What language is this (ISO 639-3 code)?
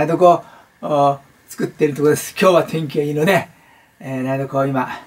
jpn